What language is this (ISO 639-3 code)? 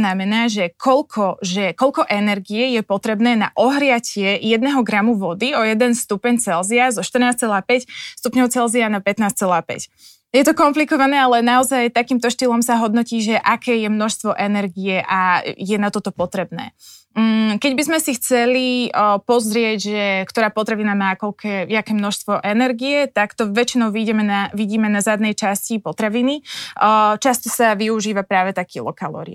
slk